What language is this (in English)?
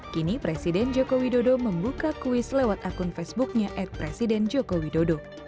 Indonesian